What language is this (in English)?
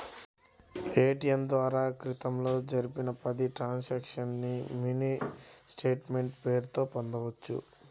Telugu